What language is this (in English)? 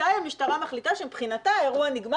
Hebrew